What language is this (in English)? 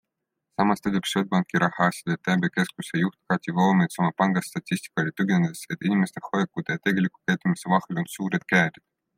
Estonian